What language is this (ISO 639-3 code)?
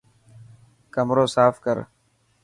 mki